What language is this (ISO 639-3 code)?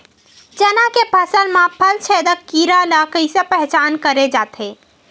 hne